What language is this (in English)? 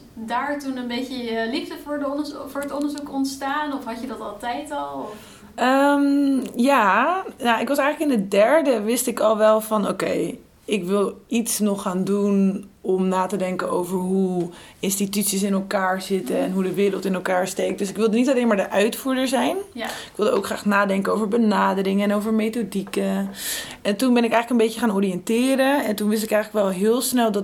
Dutch